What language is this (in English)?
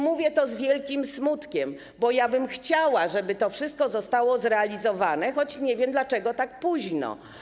Polish